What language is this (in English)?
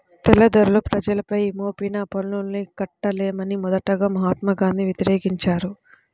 Telugu